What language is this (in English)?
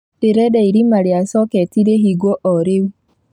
Kikuyu